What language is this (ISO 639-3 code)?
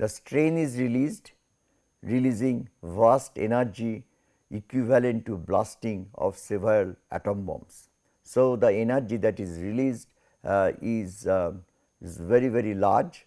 eng